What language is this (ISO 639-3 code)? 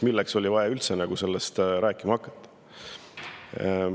est